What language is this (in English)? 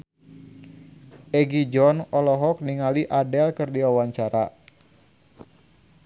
Sundanese